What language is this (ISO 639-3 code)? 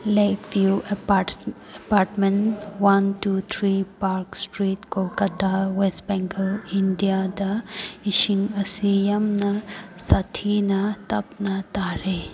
mni